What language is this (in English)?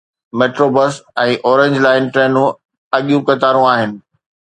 Sindhi